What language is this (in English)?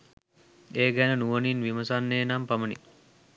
Sinhala